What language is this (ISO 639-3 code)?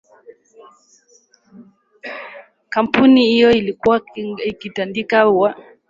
swa